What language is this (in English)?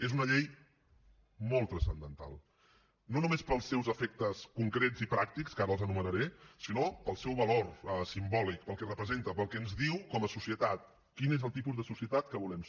Catalan